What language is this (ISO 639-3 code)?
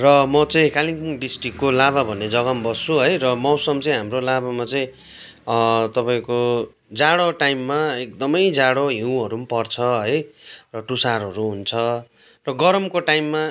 nep